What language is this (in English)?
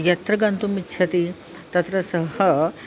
Sanskrit